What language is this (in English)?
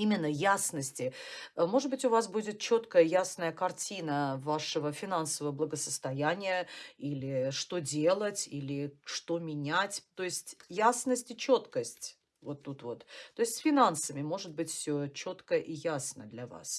Russian